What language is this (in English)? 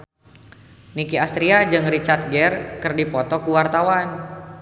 Sundanese